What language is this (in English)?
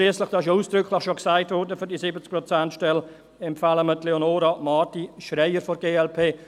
Swiss German